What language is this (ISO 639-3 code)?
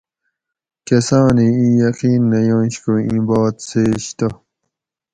gwc